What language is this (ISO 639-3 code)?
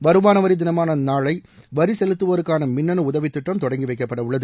tam